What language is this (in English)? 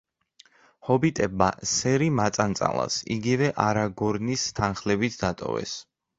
Georgian